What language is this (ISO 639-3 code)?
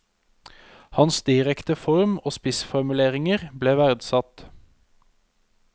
nor